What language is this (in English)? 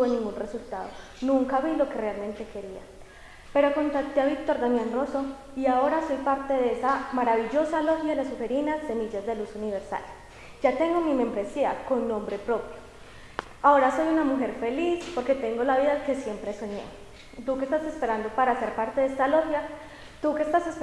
Spanish